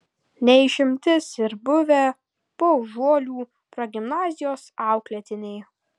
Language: Lithuanian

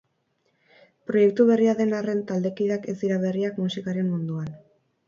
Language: Basque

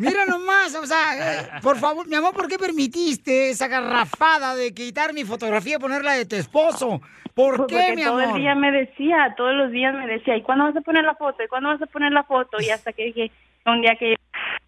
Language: Spanish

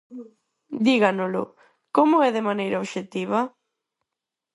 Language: Galician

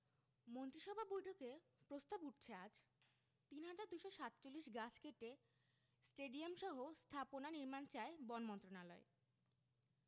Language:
Bangla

